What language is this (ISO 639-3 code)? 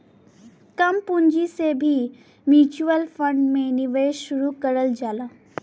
bho